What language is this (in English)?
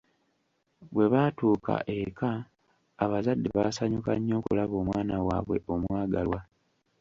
Ganda